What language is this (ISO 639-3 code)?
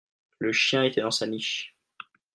fra